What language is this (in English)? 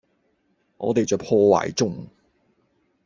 Cantonese